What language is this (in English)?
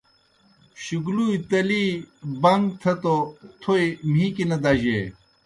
Kohistani Shina